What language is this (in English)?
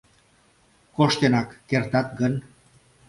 Mari